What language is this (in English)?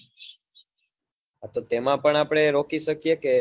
Gujarati